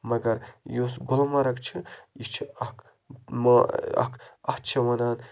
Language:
Kashmiri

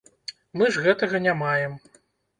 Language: Belarusian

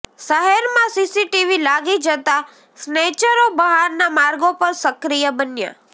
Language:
Gujarati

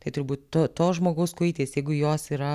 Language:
Lithuanian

